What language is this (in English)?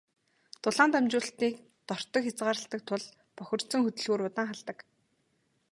Mongolian